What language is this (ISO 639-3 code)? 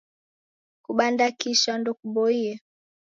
dav